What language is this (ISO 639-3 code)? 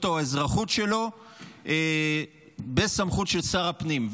heb